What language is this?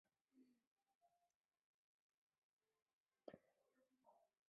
Chinese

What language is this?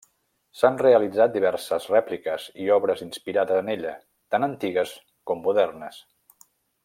Catalan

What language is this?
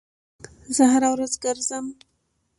Pashto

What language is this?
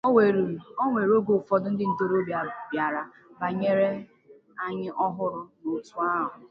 Igbo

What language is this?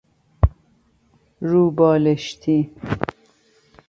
Persian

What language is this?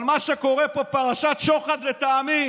Hebrew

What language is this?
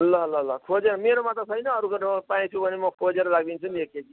Nepali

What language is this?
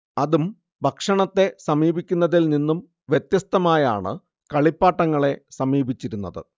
Malayalam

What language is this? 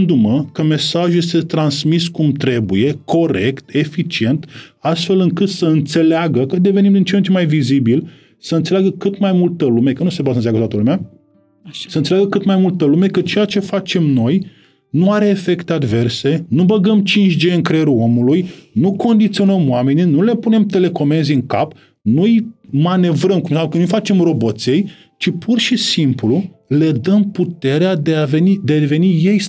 Romanian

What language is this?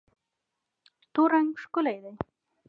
Pashto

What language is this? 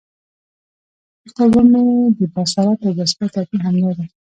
Pashto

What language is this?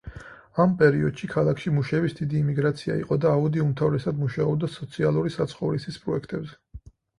Georgian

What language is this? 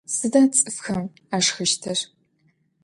Adyghe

